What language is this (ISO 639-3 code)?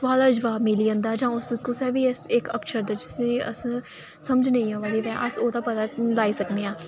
doi